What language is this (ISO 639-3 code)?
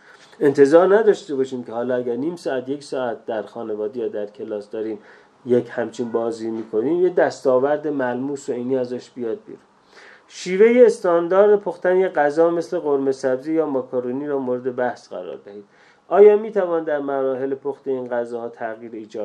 fas